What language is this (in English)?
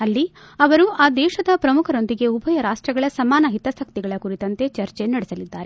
Kannada